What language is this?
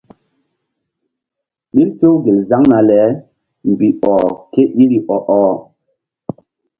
Mbum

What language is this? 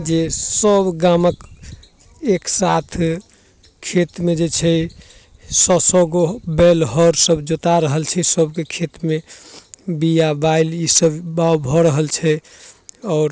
Maithili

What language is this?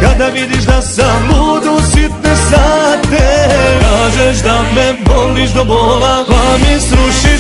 Arabic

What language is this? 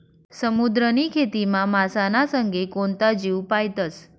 Marathi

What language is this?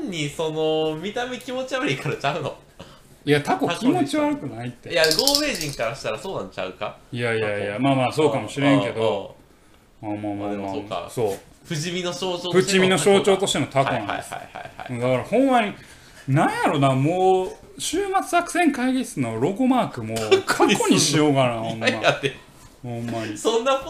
Japanese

